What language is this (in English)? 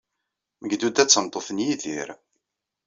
Kabyle